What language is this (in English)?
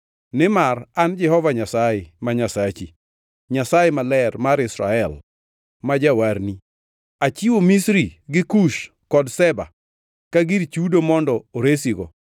Luo (Kenya and Tanzania)